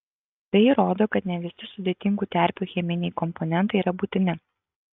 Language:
Lithuanian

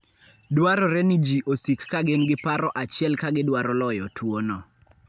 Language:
Luo (Kenya and Tanzania)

